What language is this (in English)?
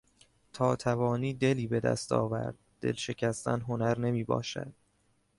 Persian